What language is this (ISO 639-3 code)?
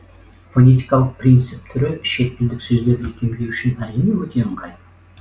kaz